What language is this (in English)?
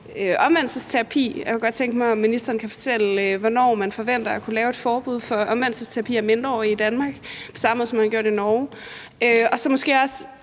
Danish